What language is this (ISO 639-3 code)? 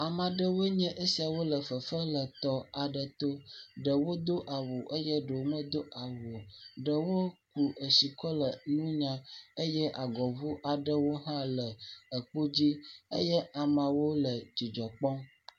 ewe